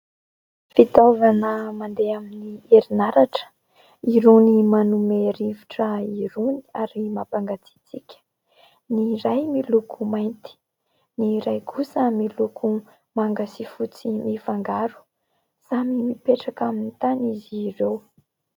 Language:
Malagasy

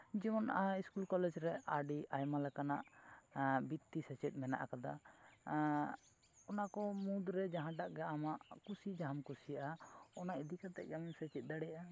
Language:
Santali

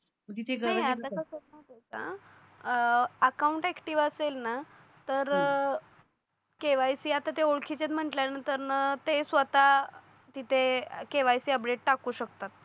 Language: Marathi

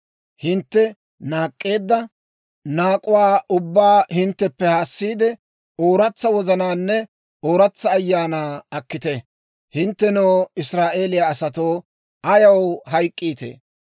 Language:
Dawro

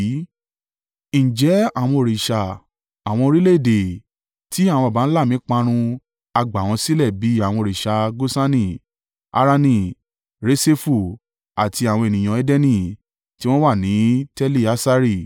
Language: Yoruba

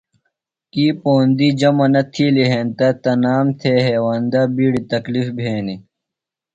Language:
Phalura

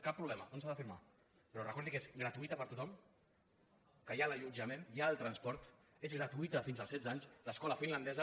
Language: Catalan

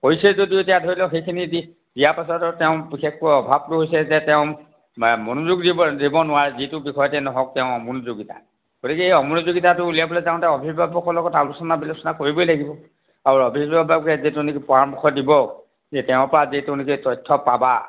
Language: Assamese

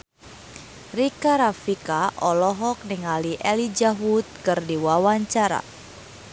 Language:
Sundanese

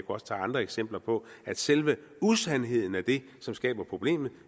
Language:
Danish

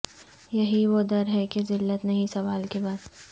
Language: Urdu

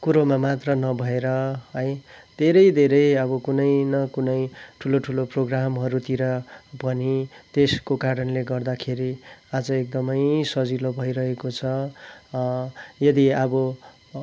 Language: Nepali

